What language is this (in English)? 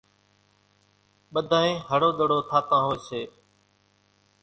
Kachi Koli